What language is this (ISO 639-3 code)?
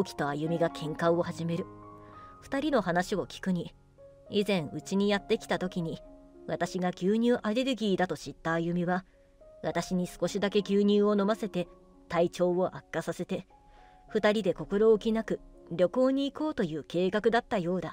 jpn